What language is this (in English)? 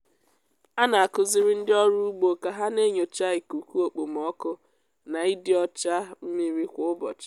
Igbo